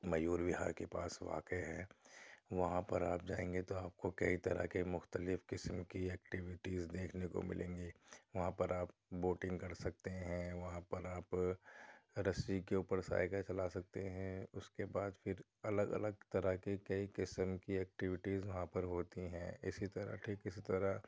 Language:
Urdu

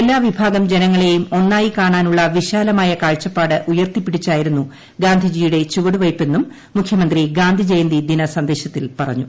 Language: Malayalam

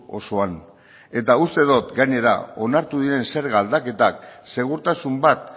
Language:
Basque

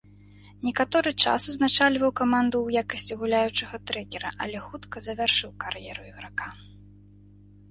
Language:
Belarusian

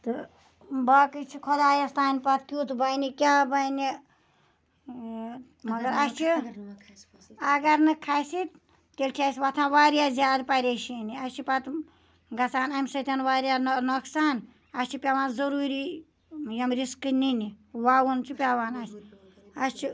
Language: Kashmiri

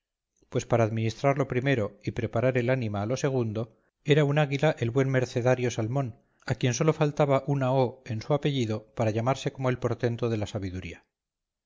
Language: Spanish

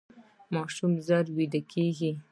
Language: Pashto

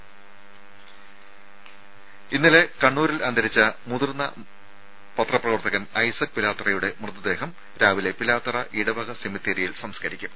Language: Malayalam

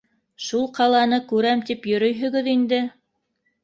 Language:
Bashkir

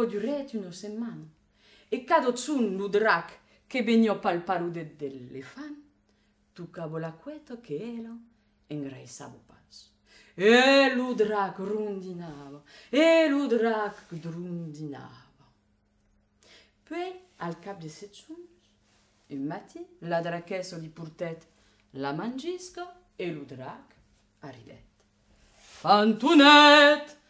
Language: Italian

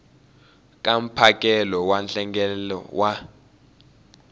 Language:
Tsonga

